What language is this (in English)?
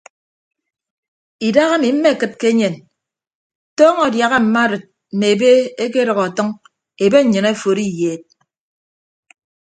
Ibibio